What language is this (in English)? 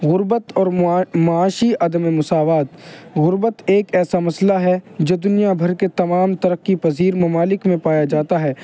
Urdu